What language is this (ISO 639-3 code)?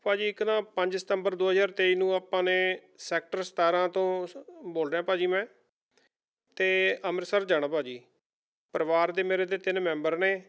pan